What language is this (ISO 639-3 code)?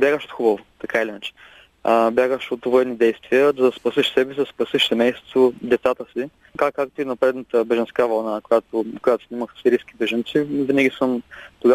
bul